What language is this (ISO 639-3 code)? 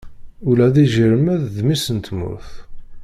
kab